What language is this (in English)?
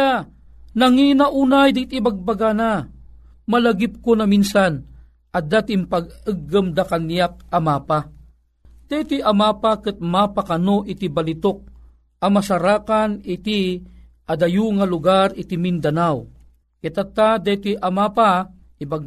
Filipino